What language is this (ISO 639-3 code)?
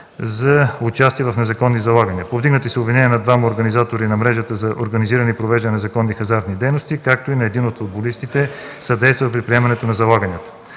bul